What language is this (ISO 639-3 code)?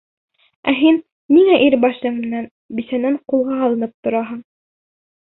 bak